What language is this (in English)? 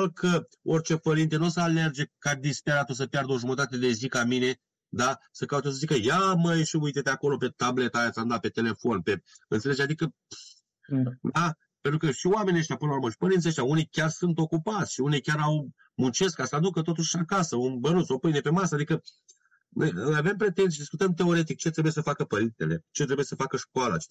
Romanian